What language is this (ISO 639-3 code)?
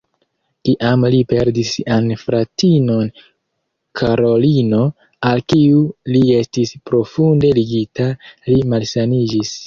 epo